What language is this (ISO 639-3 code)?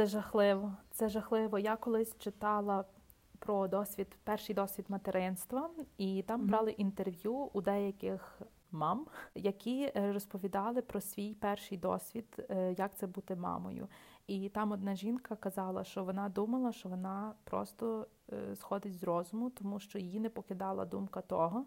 ukr